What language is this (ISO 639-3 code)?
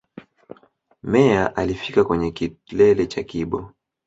swa